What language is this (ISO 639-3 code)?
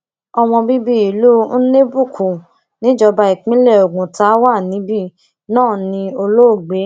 yor